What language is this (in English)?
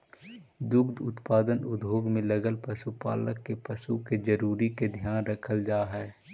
Magahi